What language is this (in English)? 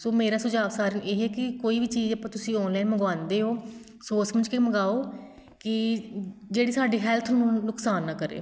Punjabi